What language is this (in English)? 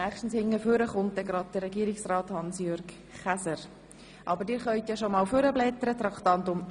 Swiss German